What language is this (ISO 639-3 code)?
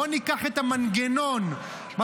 heb